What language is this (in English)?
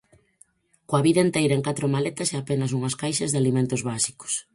Galician